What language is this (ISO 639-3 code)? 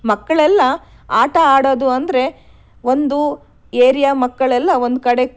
kan